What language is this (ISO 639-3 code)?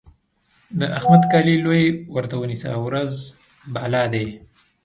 pus